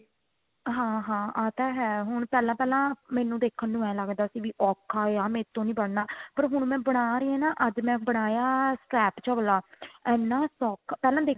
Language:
Punjabi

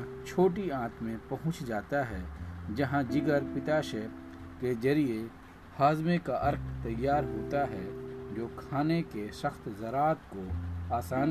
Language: Urdu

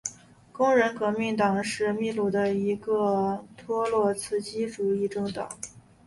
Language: Chinese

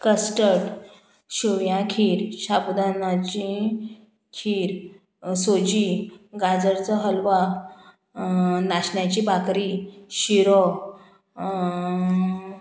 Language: Konkani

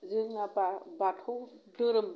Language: Bodo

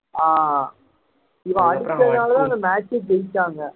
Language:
Tamil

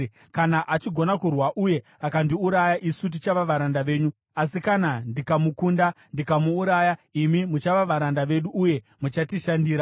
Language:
Shona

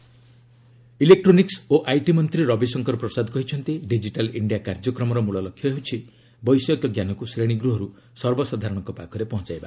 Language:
Odia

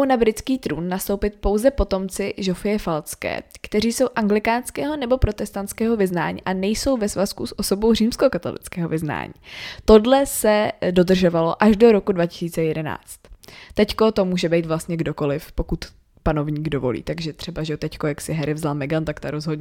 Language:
Czech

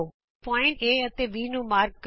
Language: Punjabi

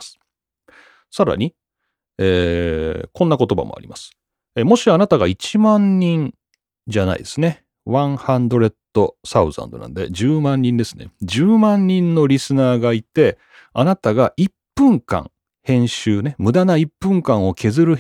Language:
Japanese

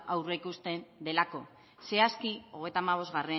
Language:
Basque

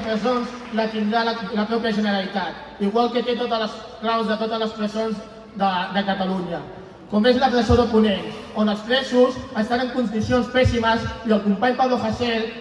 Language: Catalan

